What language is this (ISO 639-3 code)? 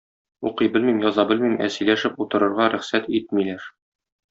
tat